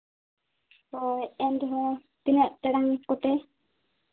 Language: Santali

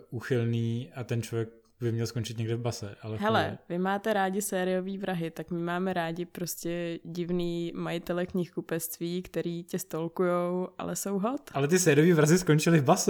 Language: Czech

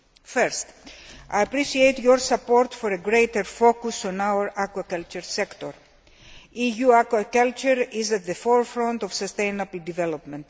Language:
English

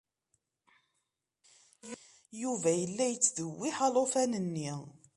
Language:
Kabyle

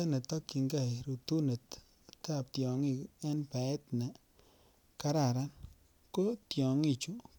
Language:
Kalenjin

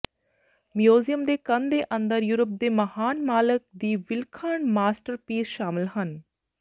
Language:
Punjabi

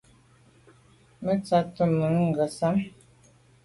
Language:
Medumba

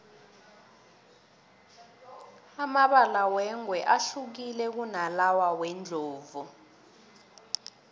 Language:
South Ndebele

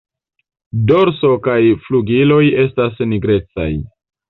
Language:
Esperanto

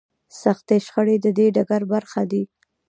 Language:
Pashto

